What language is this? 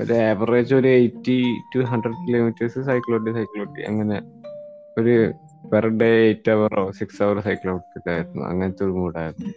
Malayalam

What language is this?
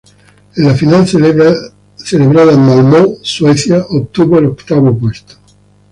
Spanish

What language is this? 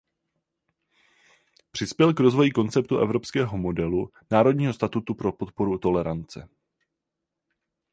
Czech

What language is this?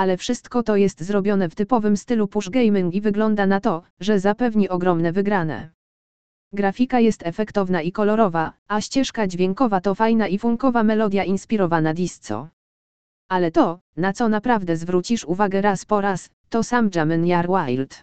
Polish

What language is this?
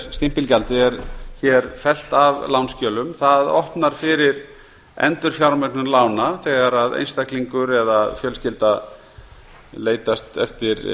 Icelandic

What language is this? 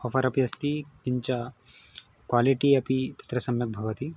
Sanskrit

